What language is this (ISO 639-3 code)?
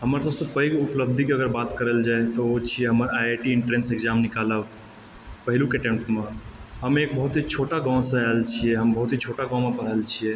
mai